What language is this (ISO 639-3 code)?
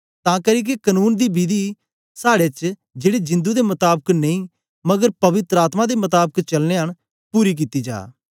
doi